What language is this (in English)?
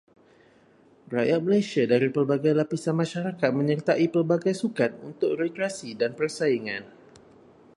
Malay